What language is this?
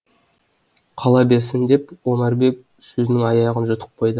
Kazakh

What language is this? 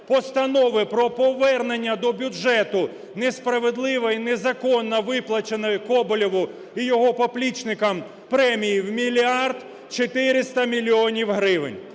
Ukrainian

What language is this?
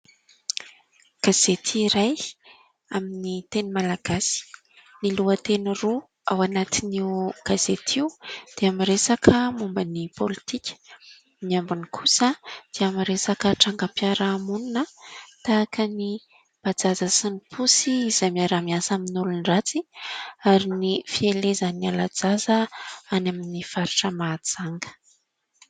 Malagasy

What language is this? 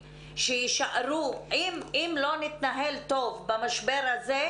Hebrew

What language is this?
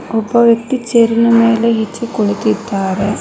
Kannada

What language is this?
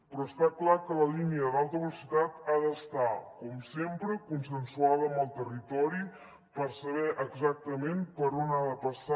Catalan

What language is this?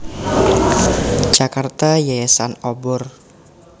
Javanese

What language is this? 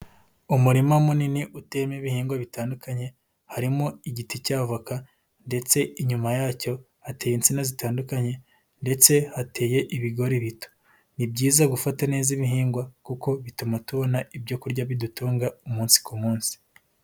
Kinyarwanda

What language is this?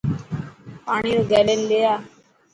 Dhatki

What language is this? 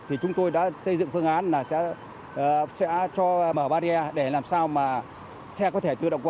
Vietnamese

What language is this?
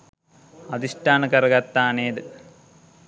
Sinhala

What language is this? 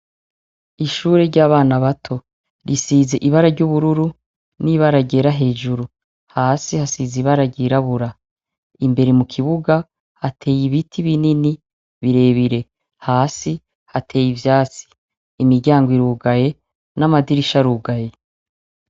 Rundi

